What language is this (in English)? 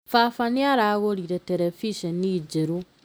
Kikuyu